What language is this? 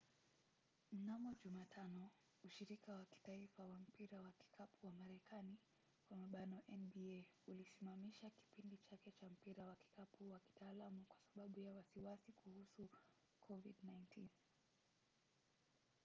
Swahili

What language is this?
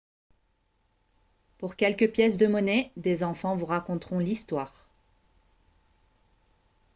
French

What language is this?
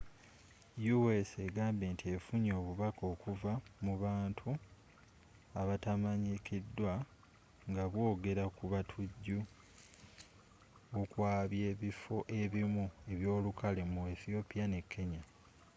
Ganda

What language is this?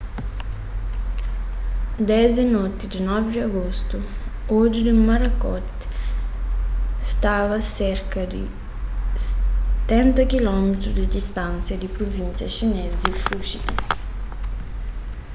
Kabuverdianu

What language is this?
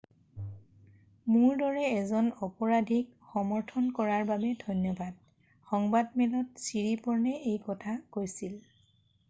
Assamese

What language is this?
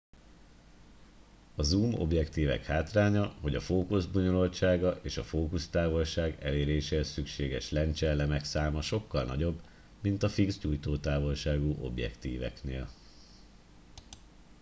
Hungarian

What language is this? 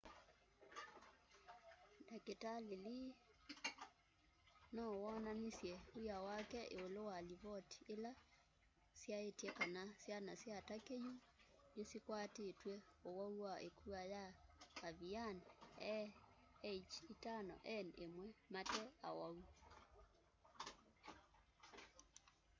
Kamba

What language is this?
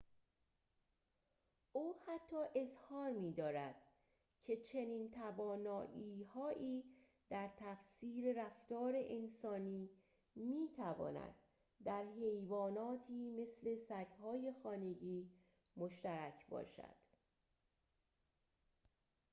Persian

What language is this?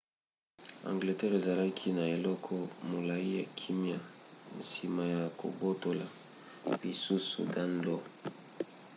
Lingala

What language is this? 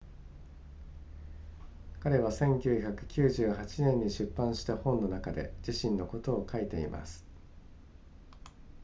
Japanese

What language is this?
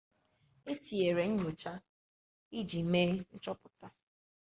Igbo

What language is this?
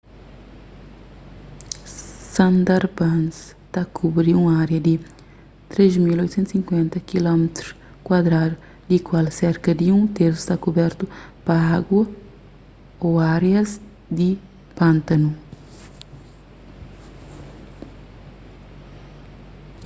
Kabuverdianu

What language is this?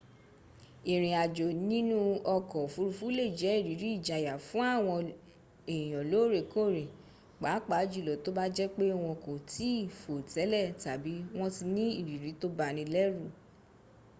Yoruba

